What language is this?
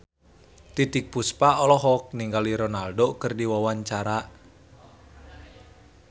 Sundanese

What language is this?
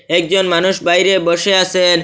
Bangla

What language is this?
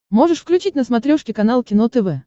Russian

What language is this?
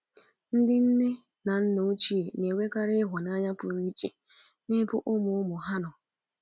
Igbo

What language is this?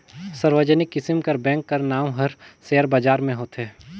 Chhattisgarhi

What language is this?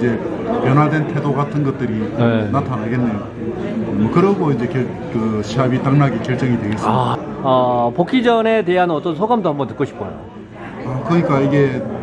Korean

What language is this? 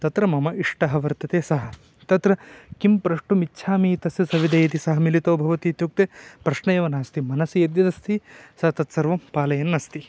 Sanskrit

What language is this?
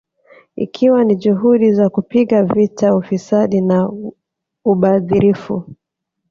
Swahili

